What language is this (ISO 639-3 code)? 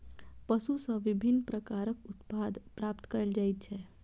mai